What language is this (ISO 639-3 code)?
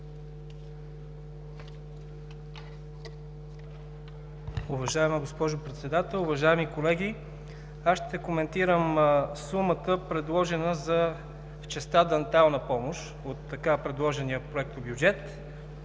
bul